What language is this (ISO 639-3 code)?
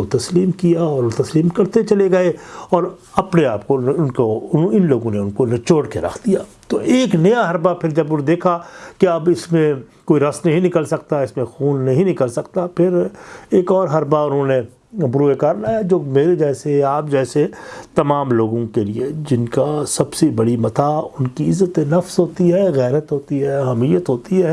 urd